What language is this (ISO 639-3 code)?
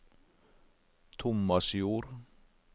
nor